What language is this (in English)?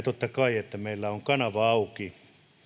Finnish